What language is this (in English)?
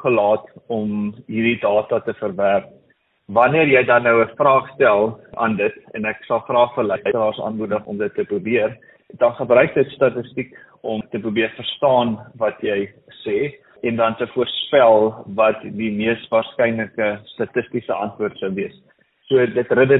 Swedish